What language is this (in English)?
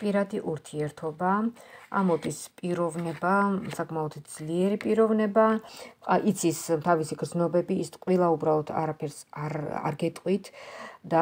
Romanian